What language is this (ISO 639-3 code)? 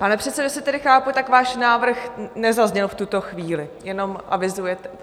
ces